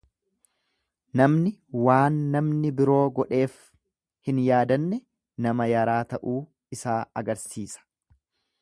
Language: Oromo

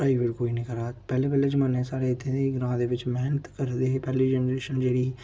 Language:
Dogri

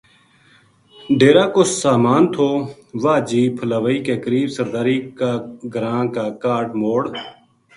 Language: Gujari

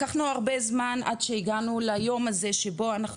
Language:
Hebrew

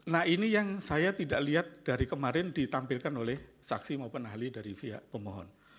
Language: Indonesian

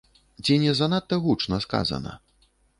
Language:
Belarusian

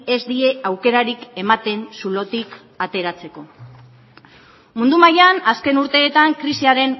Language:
Basque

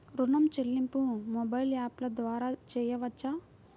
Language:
Telugu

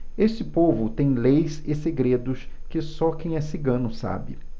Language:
Portuguese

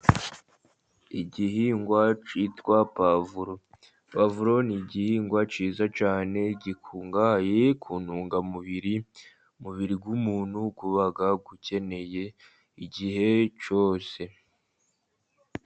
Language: Kinyarwanda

